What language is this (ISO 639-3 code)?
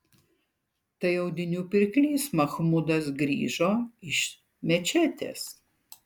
lit